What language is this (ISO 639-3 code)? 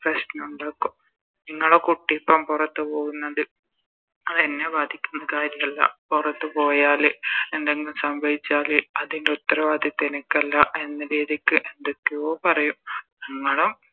mal